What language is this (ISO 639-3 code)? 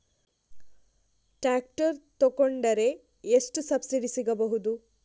kan